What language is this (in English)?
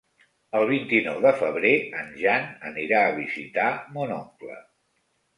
Catalan